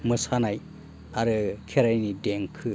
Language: Bodo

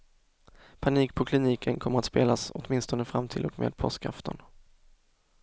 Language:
Swedish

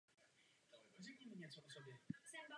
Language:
Czech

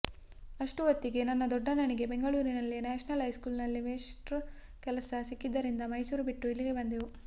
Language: Kannada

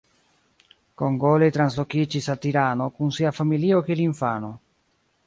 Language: Esperanto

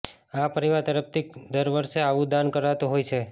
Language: Gujarati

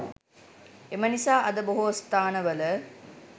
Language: Sinhala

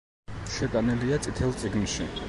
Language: Georgian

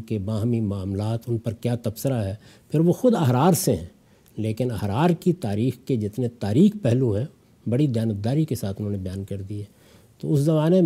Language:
Urdu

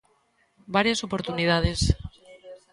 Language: Galician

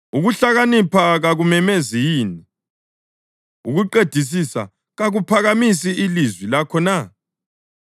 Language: North Ndebele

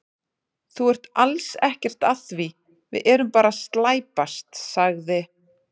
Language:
Icelandic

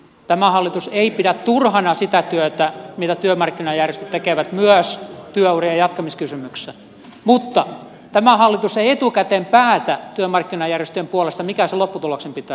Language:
Finnish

